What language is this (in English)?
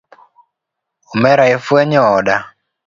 Luo (Kenya and Tanzania)